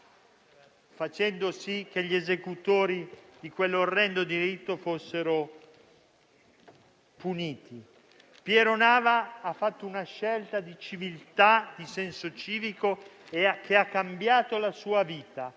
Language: Italian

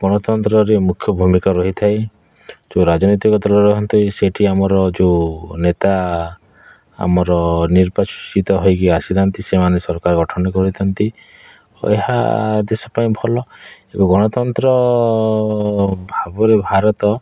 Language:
Odia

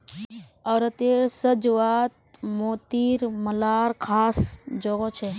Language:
Magahi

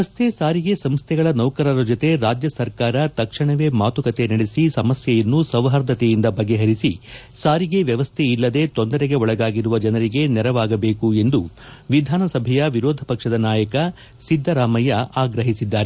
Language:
Kannada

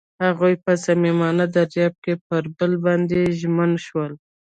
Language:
Pashto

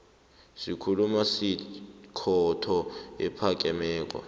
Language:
South Ndebele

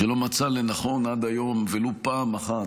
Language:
Hebrew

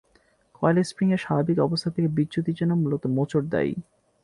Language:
Bangla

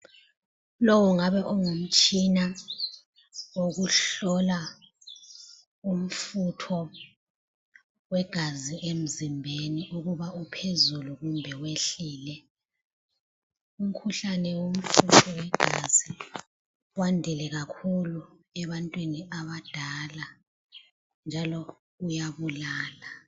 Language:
North Ndebele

